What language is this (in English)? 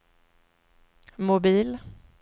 Swedish